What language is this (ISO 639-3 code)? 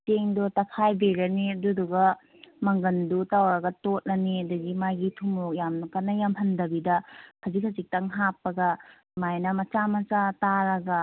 mni